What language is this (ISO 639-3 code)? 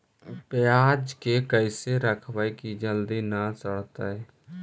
mag